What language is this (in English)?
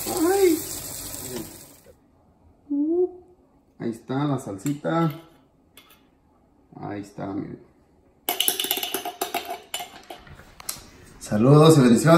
Spanish